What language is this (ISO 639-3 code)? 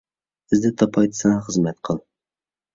uig